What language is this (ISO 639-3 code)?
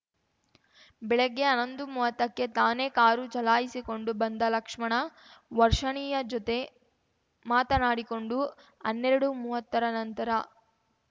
kan